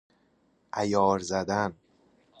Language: Persian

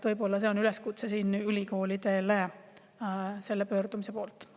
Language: Estonian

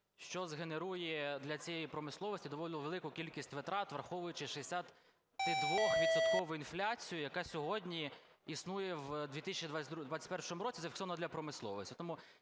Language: Ukrainian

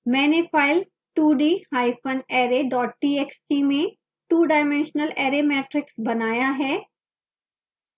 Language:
Hindi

